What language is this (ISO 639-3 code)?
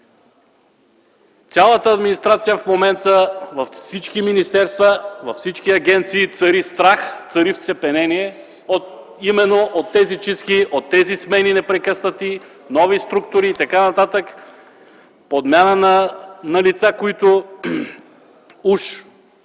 bul